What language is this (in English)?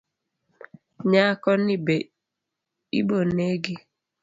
Luo (Kenya and Tanzania)